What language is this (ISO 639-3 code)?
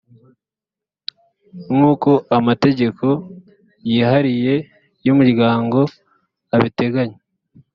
kin